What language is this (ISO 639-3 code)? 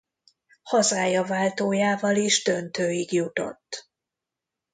hun